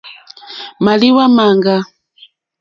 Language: Mokpwe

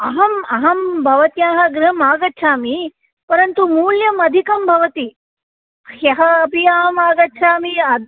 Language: Sanskrit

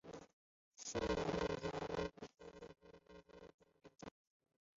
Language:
Chinese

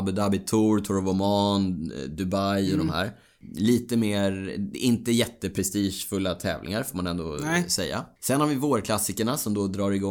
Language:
Swedish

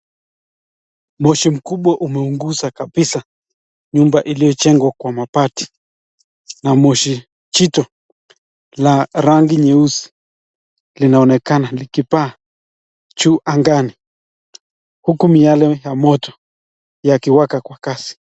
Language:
Swahili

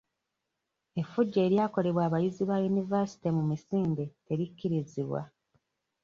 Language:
Ganda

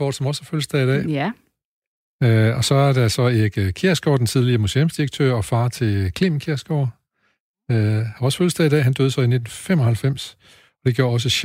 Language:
Danish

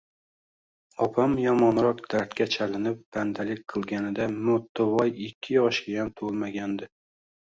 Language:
Uzbek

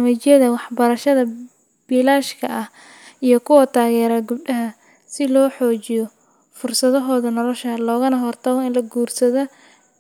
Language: Somali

